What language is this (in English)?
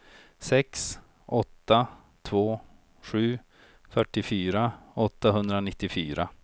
Swedish